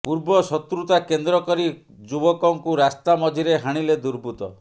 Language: Odia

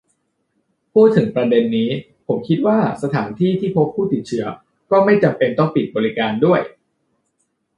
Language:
Thai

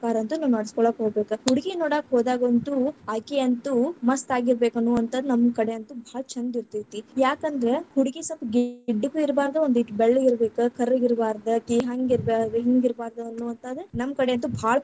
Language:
Kannada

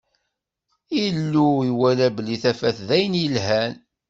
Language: Kabyle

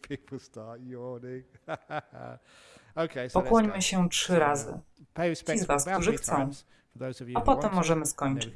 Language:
Polish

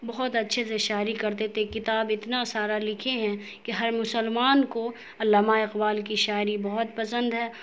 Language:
Urdu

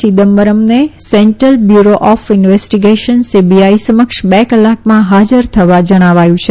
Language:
Gujarati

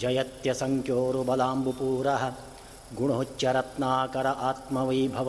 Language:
Kannada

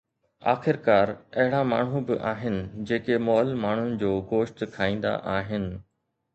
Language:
Sindhi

